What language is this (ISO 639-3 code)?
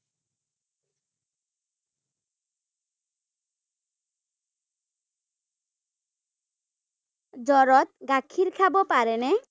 asm